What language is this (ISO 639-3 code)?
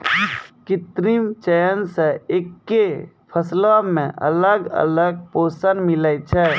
mai